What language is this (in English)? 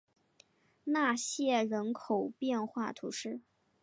Chinese